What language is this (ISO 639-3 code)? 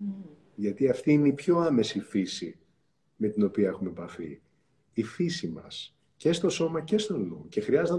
ell